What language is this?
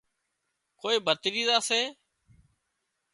Wadiyara Koli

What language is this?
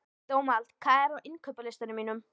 Icelandic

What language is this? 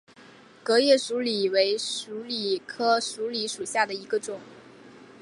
Chinese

